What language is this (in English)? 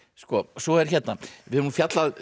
Icelandic